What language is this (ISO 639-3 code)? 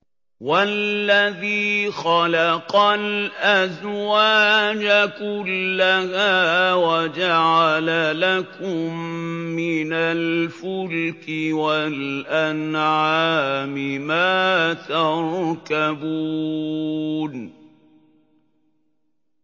ara